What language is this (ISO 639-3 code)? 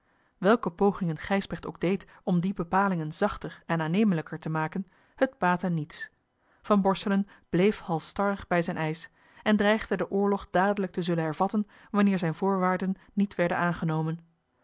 nld